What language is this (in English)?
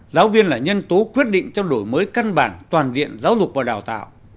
Vietnamese